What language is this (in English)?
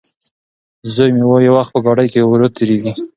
Pashto